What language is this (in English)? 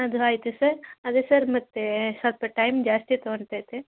Kannada